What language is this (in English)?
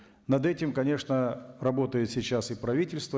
Kazakh